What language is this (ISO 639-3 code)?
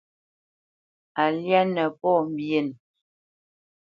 bce